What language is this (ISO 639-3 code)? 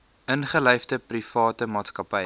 afr